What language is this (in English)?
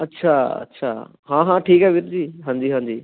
Punjabi